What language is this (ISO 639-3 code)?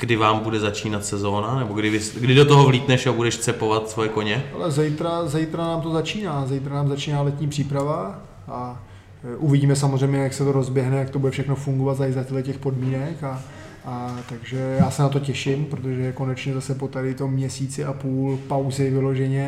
ces